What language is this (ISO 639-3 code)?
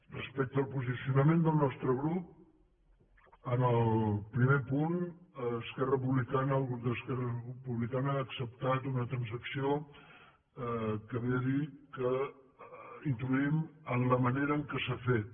cat